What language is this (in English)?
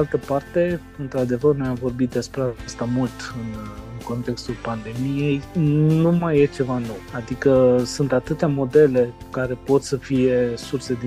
Romanian